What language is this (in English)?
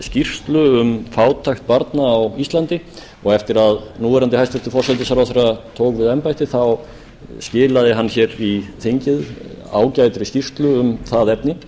Icelandic